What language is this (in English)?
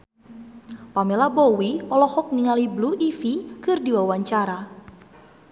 Sundanese